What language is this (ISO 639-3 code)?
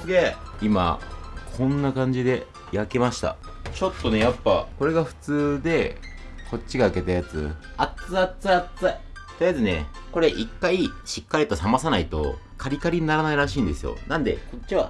jpn